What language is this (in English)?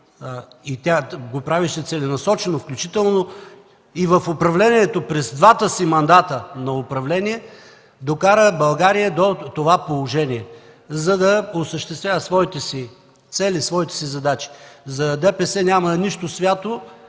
Bulgarian